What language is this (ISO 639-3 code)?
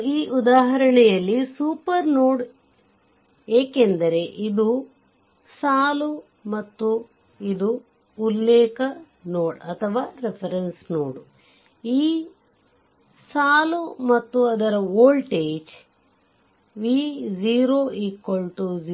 kan